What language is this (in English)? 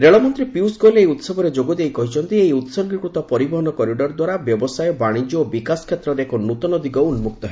Odia